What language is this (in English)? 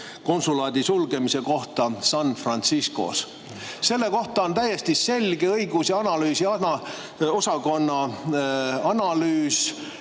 Estonian